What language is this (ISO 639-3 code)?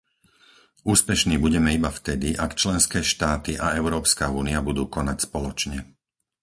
slk